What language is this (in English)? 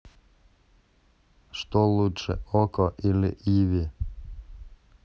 Russian